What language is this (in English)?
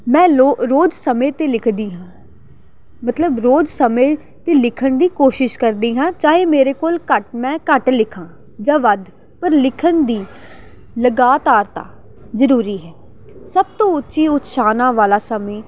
Punjabi